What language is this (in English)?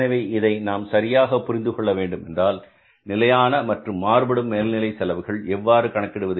Tamil